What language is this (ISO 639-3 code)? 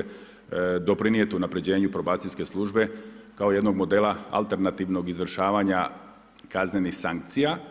hrv